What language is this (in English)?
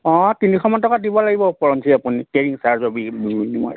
Assamese